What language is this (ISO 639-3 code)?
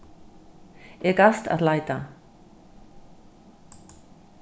fao